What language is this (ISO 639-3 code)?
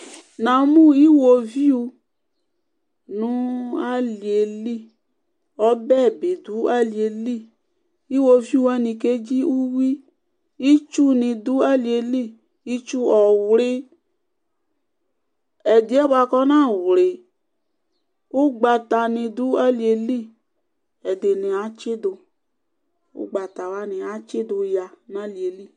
kpo